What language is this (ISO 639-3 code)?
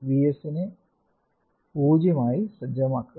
mal